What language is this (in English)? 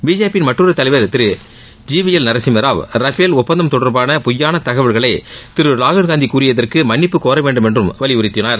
Tamil